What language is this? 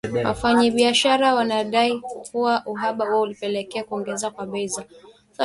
Swahili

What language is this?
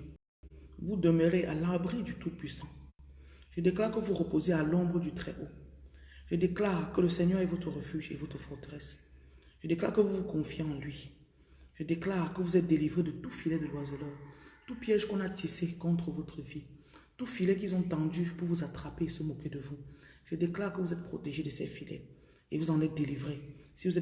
French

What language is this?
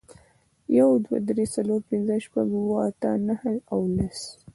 Pashto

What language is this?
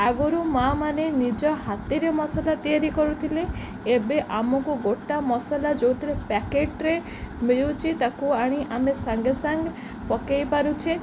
Odia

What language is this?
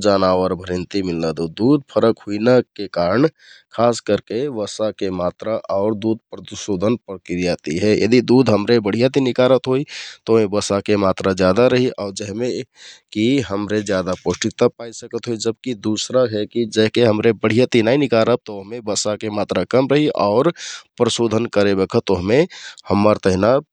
Kathoriya Tharu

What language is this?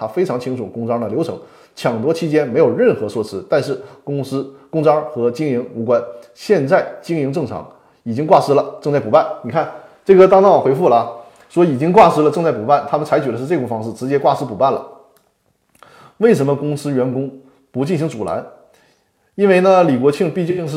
Chinese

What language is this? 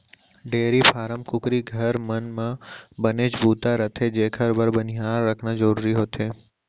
Chhattisgarhi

